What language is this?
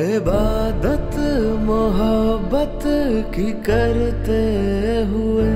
Hindi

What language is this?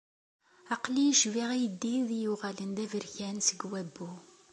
Kabyle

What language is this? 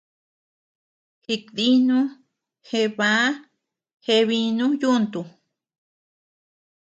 Tepeuxila Cuicatec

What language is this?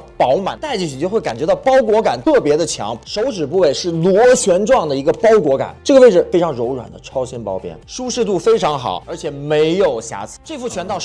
Chinese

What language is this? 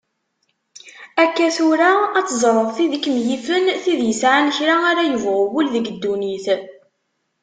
Kabyle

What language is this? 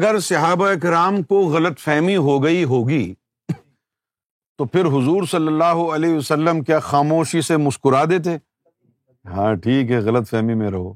Urdu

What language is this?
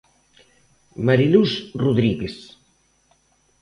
Galician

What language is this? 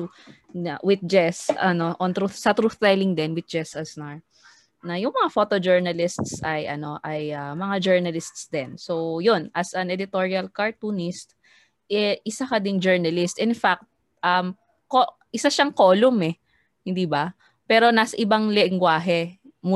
Filipino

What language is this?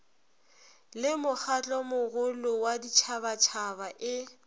Northern Sotho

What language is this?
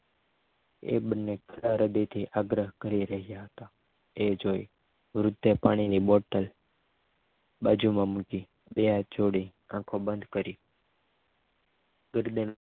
Gujarati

